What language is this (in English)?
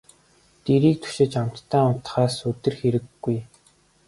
Mongolian